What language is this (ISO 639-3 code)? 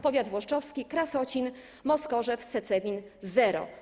pol